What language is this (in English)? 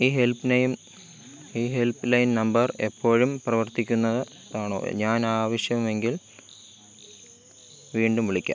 Malayalam